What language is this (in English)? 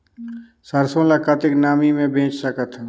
Chhattisgarhi